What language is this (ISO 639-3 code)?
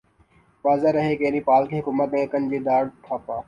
urd